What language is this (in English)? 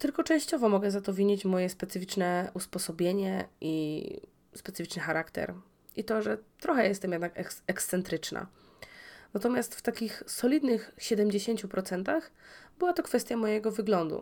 Polish